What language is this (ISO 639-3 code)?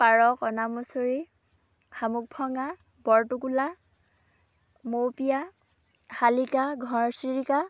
asm